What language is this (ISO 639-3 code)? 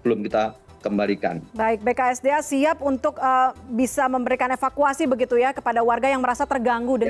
ind